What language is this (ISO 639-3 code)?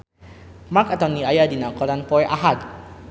sun